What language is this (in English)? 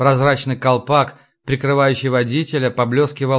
Russian